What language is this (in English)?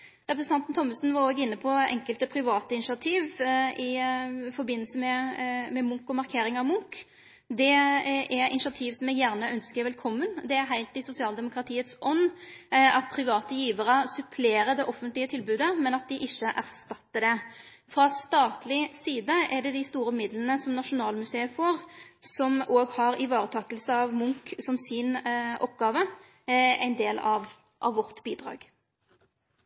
Norwegian Nynorsk